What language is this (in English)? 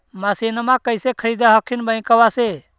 Magahi